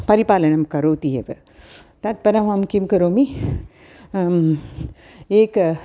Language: Sanskrit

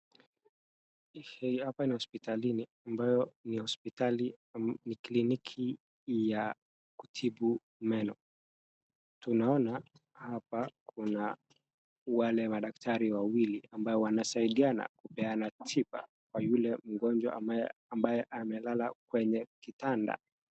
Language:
Swahili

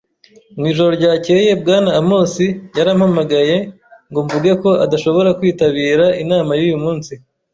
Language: Kinyarwanda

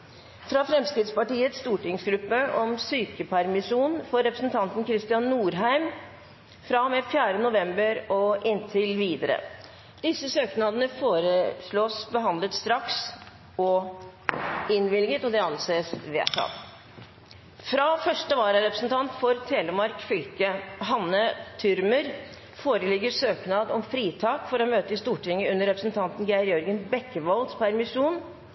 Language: Norwegian Bokmål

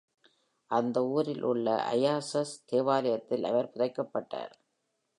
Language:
Tamil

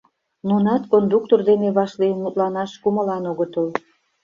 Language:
Mari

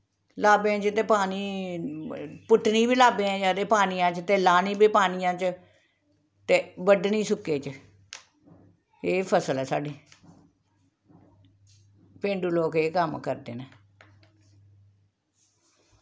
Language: Dogri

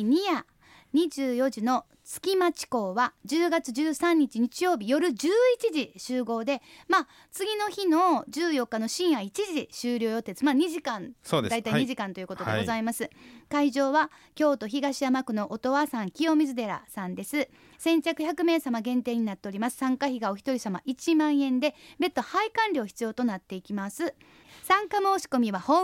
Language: Japanese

